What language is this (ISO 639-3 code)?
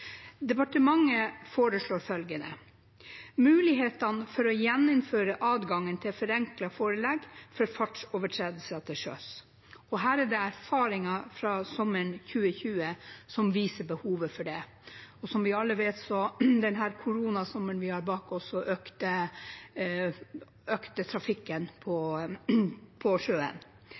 nob